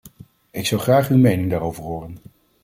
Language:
Dutch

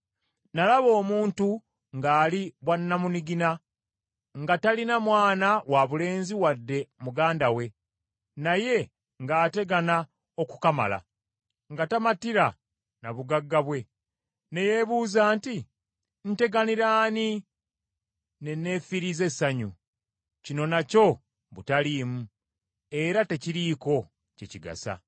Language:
Ganda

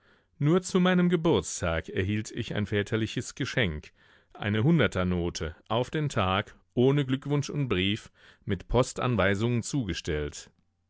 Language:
German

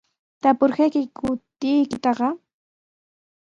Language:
Sihuas Ancash Quechua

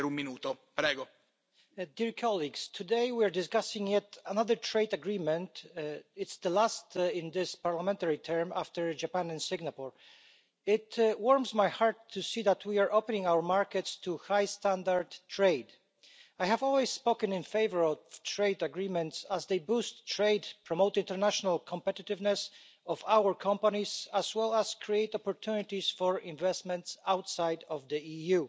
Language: English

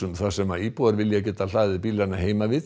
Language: Icelandic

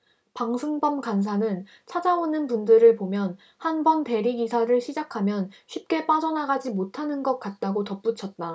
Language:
Korean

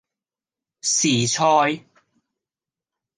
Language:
Cantonese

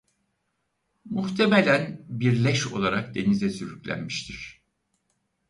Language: Turkish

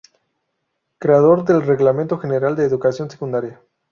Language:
Spanish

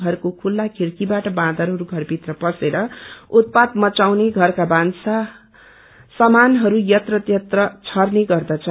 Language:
Nepali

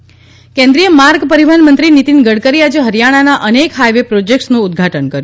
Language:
Gujarati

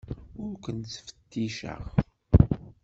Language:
Kabyle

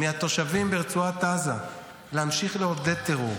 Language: Hebrew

